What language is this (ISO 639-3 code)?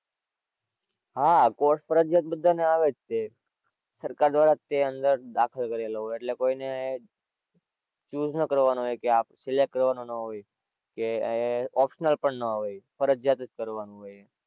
guj